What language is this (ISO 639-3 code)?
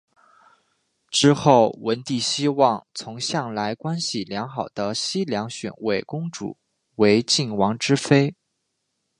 zho